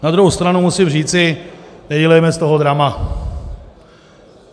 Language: Czech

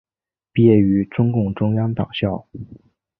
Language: Chinese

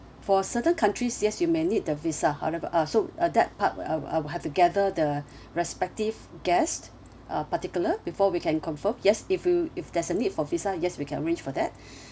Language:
English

